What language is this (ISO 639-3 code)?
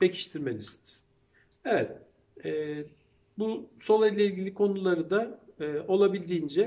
tur